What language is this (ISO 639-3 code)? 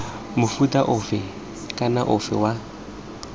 tsn